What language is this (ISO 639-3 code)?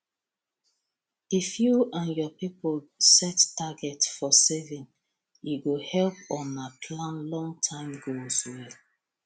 pcm